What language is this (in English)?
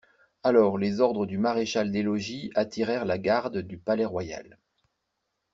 French